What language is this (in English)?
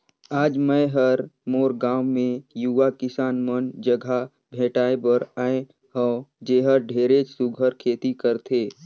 Chhattisgarhi